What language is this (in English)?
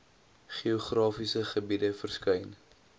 Afrikaans